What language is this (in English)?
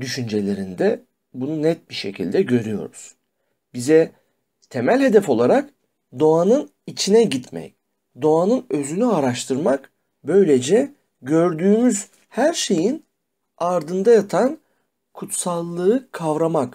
Turkish